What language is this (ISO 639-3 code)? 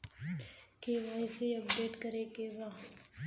bho